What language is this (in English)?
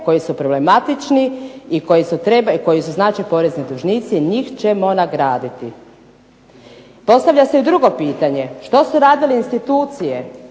Croatian